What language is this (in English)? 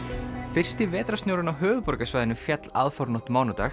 Icelandic